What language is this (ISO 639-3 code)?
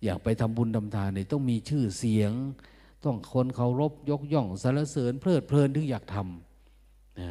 tha